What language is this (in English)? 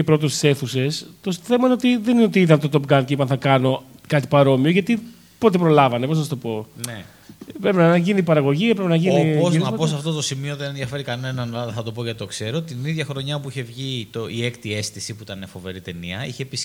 Greek